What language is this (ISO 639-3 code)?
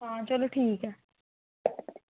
doi